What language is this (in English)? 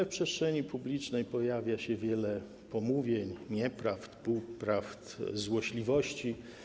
Polish